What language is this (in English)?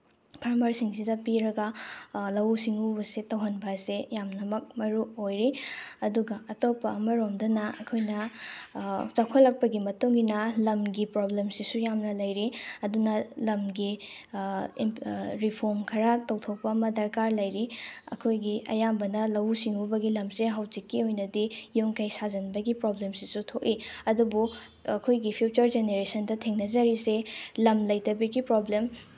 Manipuri